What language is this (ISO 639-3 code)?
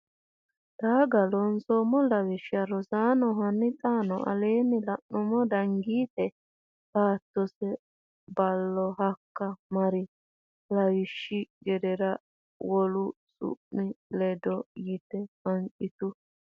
sid